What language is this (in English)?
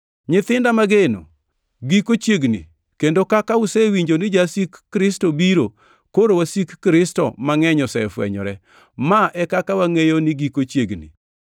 Luo (Kenya and Tanzania)